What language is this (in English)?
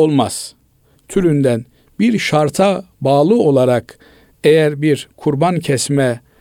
Turkish